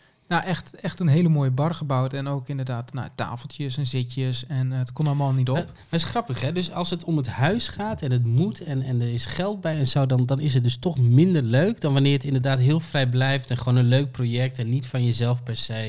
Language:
Dutch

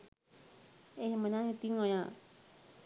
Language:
Sinhala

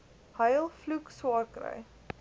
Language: Afrikaans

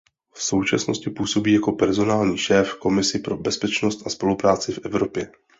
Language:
Czech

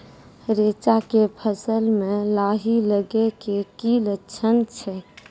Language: Maithili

